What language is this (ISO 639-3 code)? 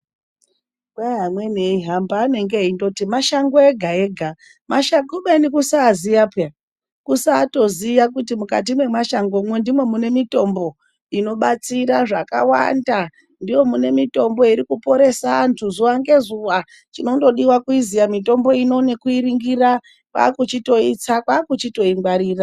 ndc